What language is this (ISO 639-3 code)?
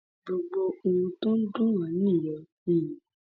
yor